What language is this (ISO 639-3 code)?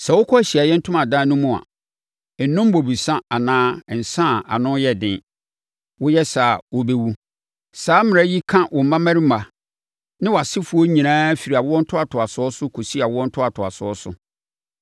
aka